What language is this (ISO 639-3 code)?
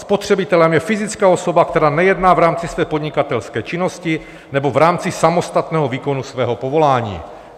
ces